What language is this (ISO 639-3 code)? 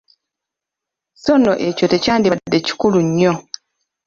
lug